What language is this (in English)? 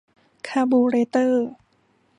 Thai